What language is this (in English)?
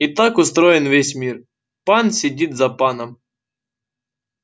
Russian